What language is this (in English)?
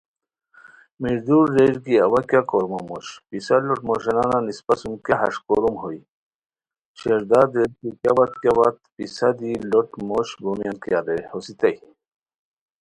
Khowar